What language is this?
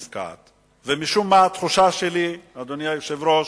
Hebrew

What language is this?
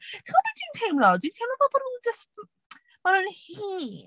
Welsh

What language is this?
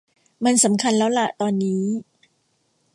Thai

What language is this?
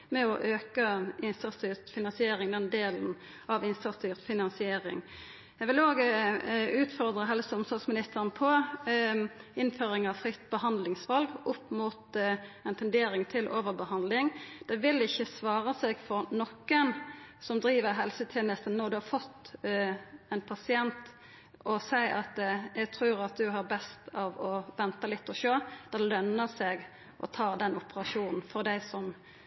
Norwegian Nynorsk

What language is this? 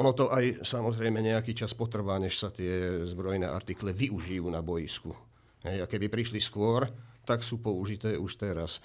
Slovak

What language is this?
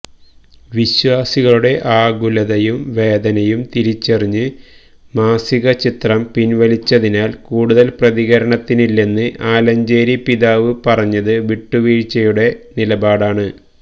Malayalam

